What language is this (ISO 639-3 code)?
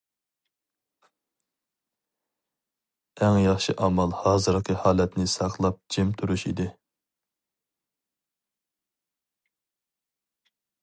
uig